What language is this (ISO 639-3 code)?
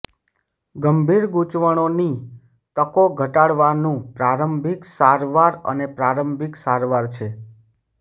guj